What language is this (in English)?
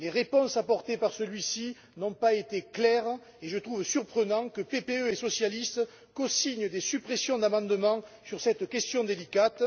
French